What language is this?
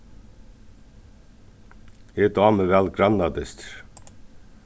Faroese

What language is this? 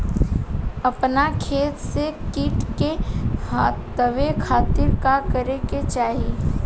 Bhojpuri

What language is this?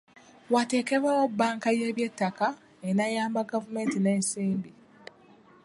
Ganda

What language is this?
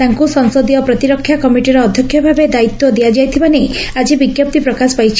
Odia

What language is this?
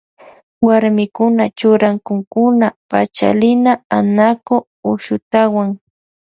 Loja Highland Quichua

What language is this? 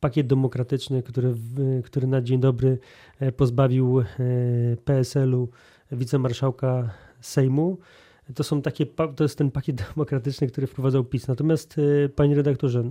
Polish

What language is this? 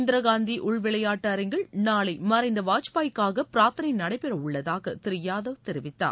Tamil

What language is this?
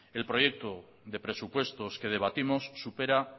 Spanish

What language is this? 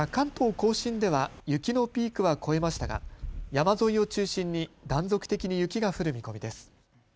Japanese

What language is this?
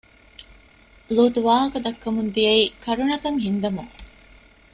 Divehi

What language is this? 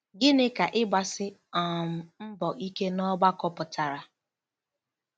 Igbo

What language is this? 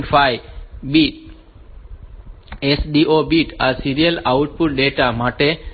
Gujarati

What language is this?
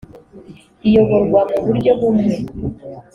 Kinyarwanda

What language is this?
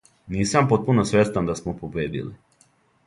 Serbian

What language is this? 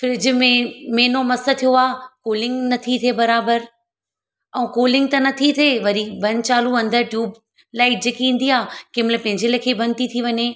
Sindhi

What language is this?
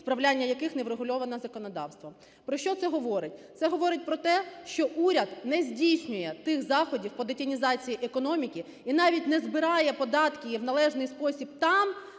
Ukrainian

